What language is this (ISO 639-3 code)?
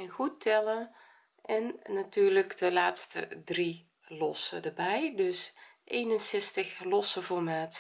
nld